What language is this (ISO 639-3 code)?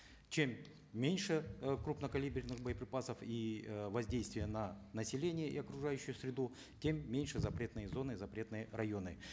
kaz